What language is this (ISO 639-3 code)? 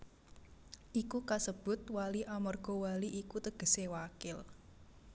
jav